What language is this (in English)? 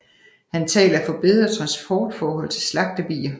Danish